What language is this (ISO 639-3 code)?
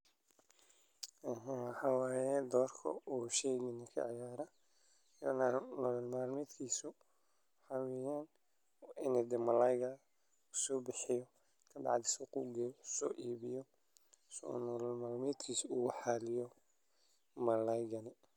som